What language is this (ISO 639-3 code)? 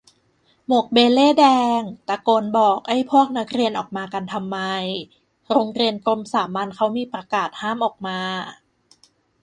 tha